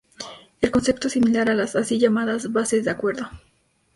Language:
Spanish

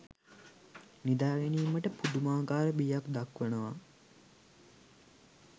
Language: Sinhala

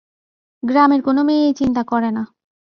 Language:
Bangla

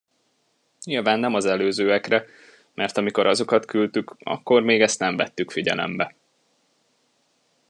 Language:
Hungarian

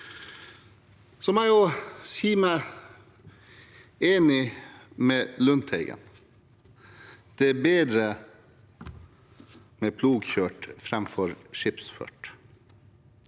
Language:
Norwegian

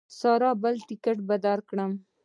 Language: Pashto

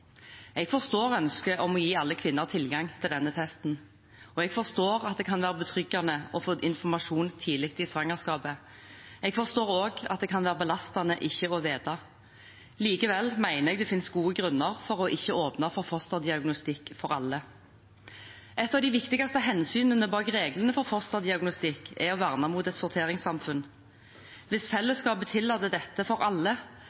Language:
Norwegian Bokmål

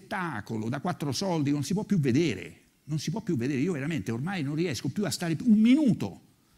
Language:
Italian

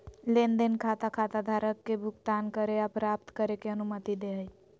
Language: Magahi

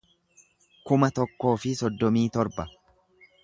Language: Oromo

